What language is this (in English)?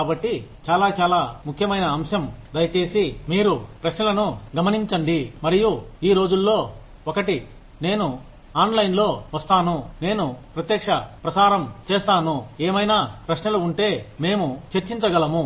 Telugu